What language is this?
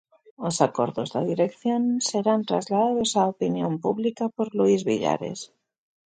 Galician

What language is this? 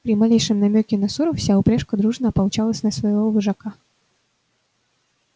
Russian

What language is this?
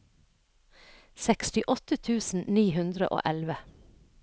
Norwegian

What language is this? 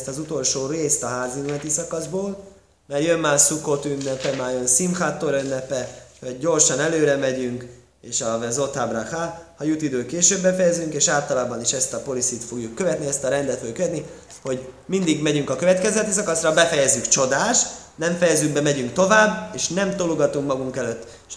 Hungarian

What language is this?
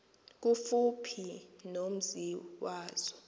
Xhosa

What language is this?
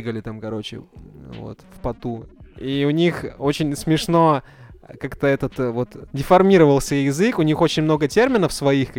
Russian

